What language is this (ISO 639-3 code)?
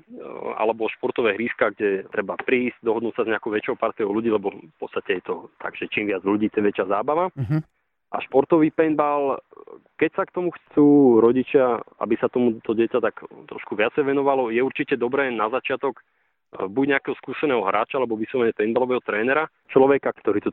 slk